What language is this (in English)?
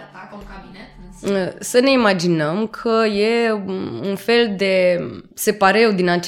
Romanian